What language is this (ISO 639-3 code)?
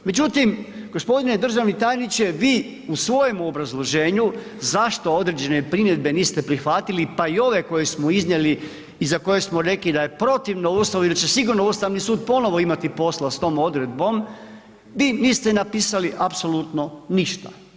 hrv